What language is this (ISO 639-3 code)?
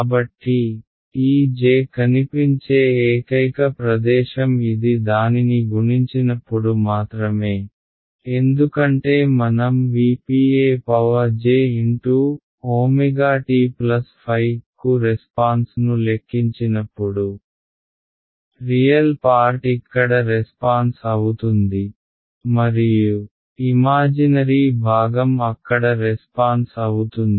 tel